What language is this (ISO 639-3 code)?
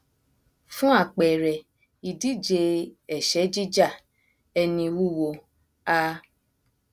yor